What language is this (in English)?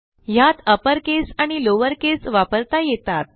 Marathi